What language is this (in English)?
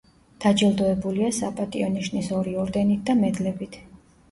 Georgian